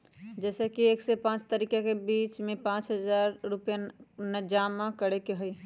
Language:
Magahi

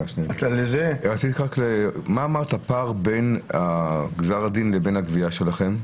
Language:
Hebrew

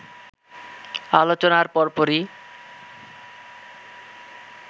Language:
Bangla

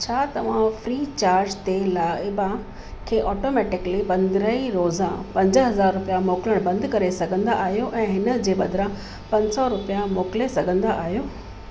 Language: Sindhi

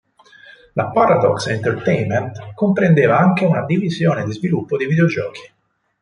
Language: Italian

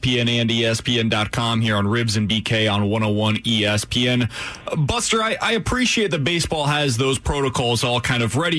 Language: English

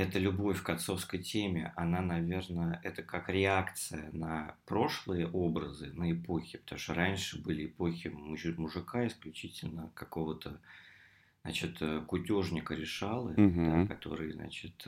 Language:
Russian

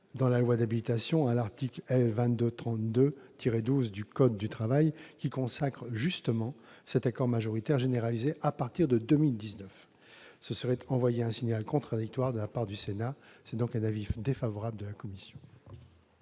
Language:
French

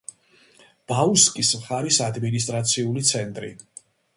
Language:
Georgian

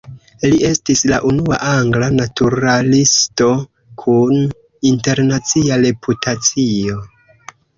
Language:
Esperanto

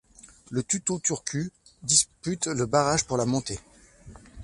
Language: French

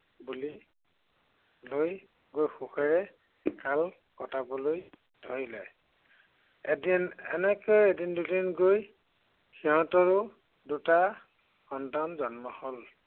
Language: Assamese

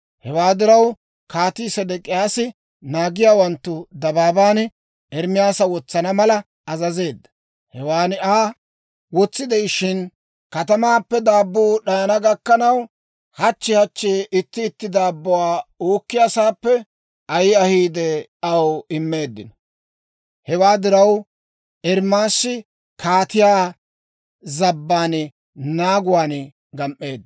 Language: Dawro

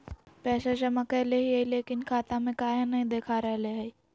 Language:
Magahi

